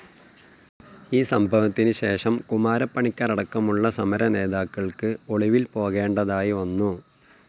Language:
Malayalam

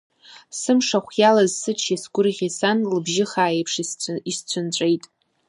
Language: Abkhazian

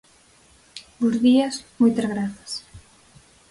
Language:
Galician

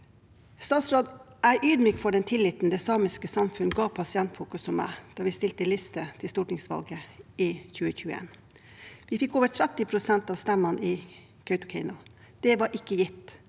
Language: Norwegian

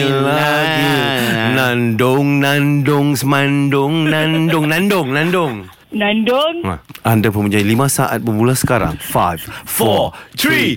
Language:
Malay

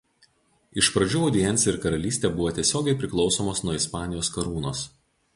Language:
Lithuanian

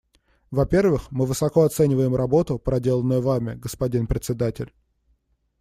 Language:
Russian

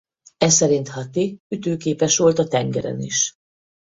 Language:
Hungarian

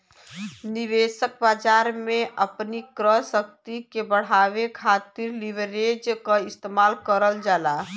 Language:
Bhojpuri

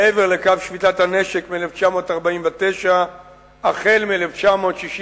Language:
Hebrew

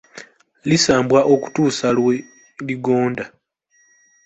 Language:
Ganda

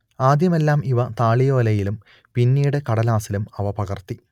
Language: Malayalam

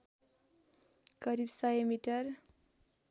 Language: Nepali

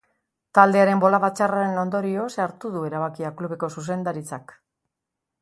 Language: Basque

